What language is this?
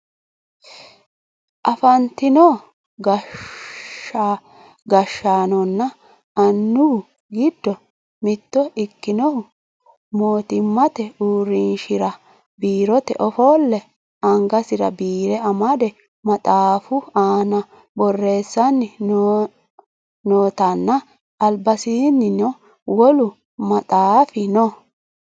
Sidamo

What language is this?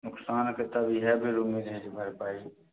Maithili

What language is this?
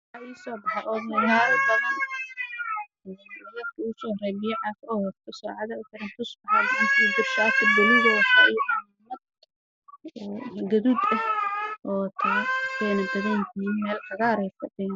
Somali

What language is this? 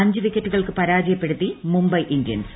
Malayalam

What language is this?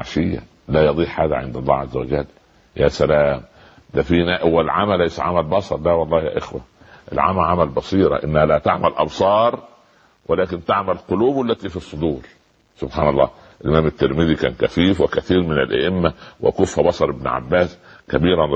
Arabic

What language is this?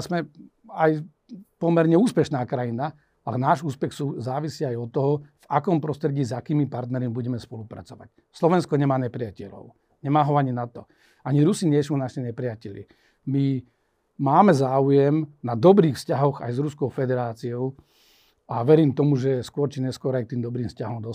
Slovak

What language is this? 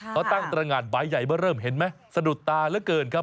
Thai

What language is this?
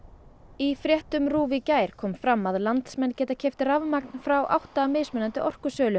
Icelandic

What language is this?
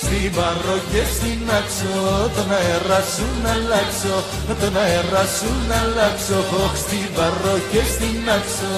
Greek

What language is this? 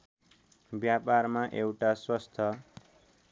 Nepali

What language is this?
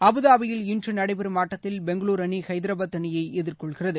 Tamil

